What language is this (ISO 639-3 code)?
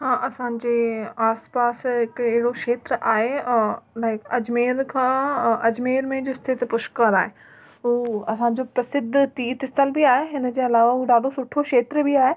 snd